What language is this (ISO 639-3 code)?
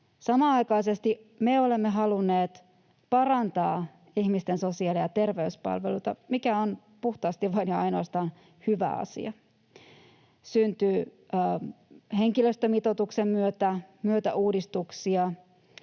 fin